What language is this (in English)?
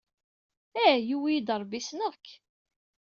Kabyle